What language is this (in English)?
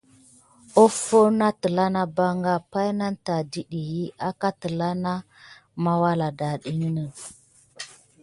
Gidar